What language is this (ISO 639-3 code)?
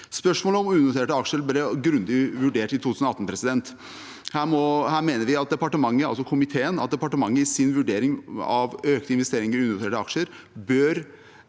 nor